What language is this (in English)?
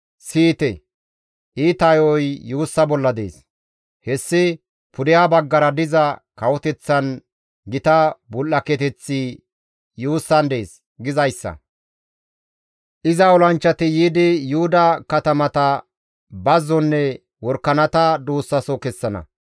Gamo